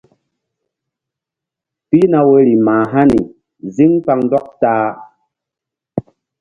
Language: Mbum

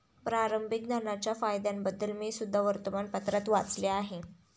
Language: Marathi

